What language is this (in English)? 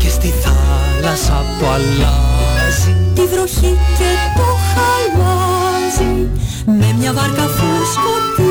Greek